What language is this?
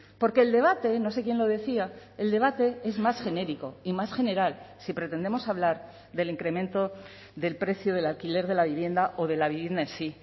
Spanish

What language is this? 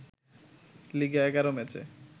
Bangla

